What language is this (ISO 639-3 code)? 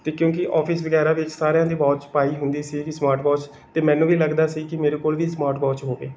pan